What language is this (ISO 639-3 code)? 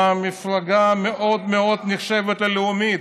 heb